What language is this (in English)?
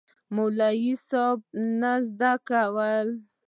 Pashto